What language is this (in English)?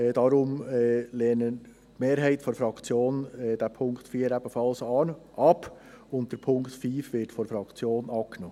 Swiss German